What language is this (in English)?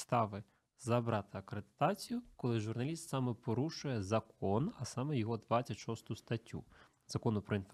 Ukrainian